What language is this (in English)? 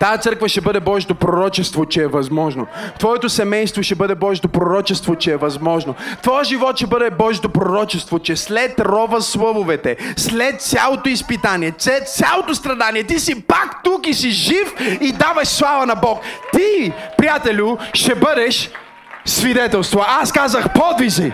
Bulgarian